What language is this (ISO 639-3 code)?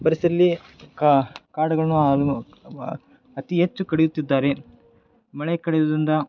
kan